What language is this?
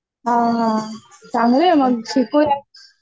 Marathi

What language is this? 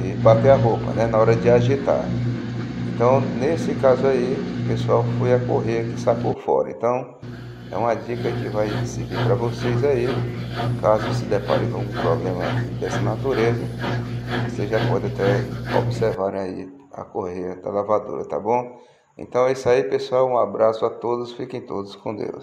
Portuguese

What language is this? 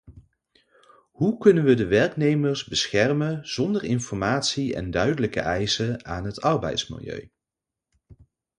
Dutch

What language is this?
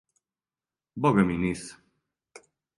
Serbian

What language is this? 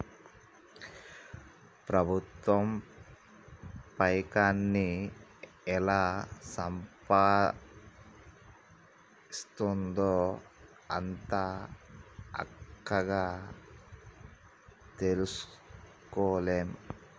Telugu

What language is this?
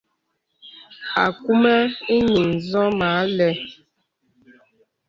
Bebele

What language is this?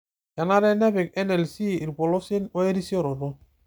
Masai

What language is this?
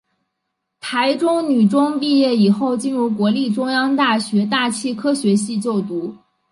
Chinese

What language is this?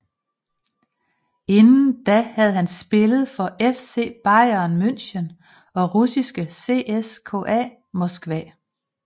Danish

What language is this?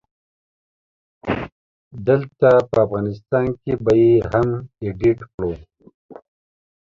Pashto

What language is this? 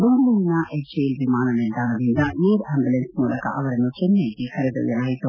Kannada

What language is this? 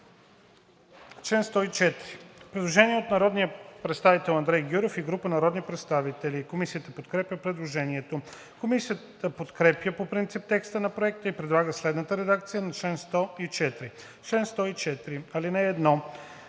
Bulgarian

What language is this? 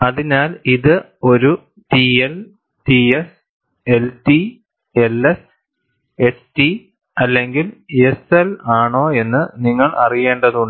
Malayalam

